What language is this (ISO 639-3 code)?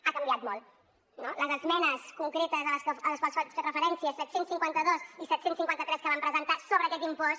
cat